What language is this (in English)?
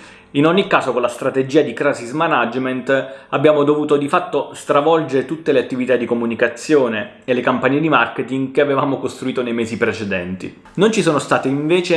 Italian